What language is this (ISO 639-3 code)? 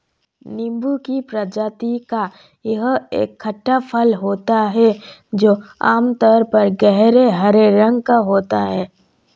hin